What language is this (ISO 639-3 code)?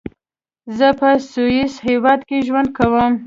pus